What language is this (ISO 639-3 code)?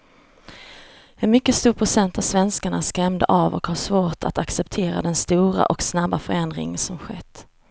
swe